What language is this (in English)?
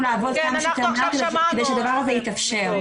Hebrew